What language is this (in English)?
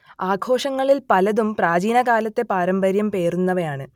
Malayalam